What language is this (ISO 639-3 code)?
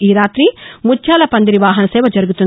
tel